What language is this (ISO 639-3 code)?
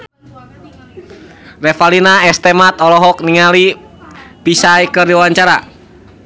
sun